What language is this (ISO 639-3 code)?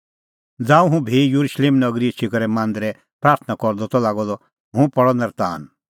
kfx